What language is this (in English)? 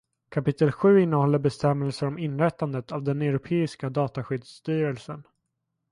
Swedish